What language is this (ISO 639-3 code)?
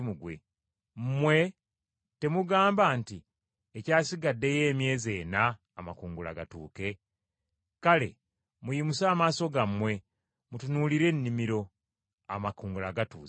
lug